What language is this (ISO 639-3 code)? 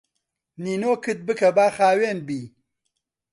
ckb